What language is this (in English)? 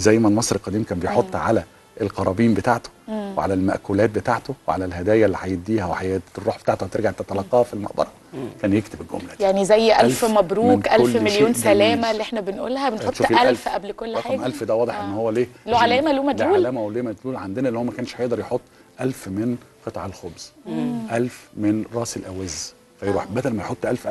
Arabic